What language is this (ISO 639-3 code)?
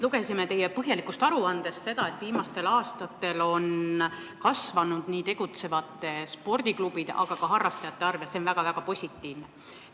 est